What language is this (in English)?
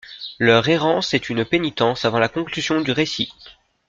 French